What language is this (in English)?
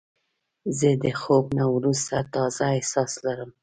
Pashto